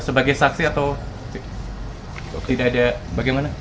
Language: Indonesian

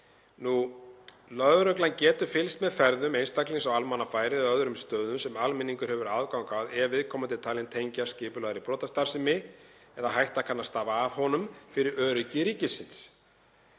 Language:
Icelandic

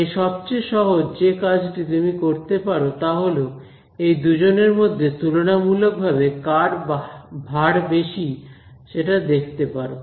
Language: Bangla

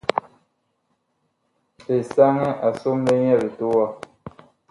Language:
Bakoko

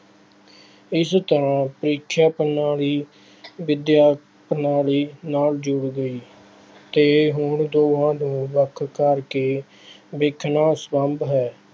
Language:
Punjabi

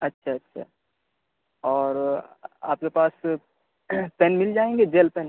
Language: Urdu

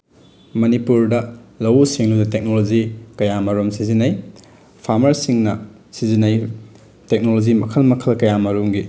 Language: Manipuri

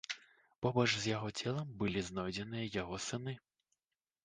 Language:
Belarusian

